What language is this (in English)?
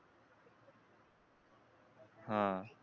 Marathi